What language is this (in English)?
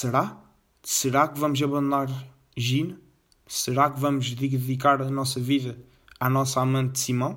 Portuguese